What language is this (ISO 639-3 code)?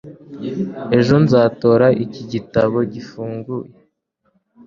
kin